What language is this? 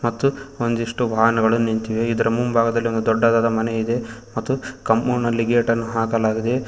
Kannada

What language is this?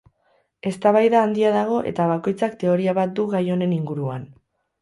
Basque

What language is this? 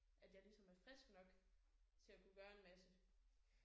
Danish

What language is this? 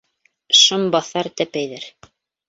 Bashkir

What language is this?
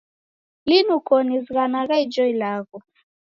Taita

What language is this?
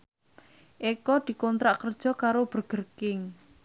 Javanese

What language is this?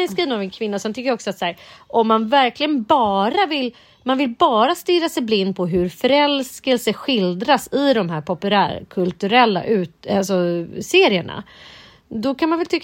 Swedish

